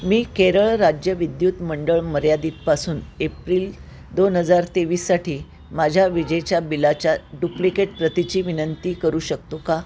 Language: Marathi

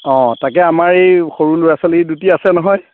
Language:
Assamese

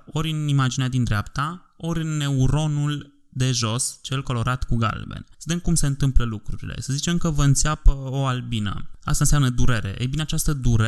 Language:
Romanian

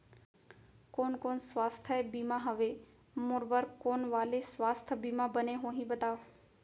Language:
Chhattisgarhi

